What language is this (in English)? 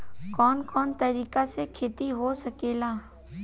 Bhojpuri